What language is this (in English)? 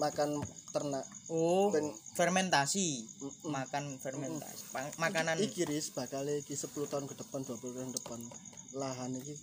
Indonesian